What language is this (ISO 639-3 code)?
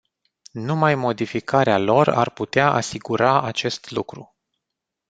ron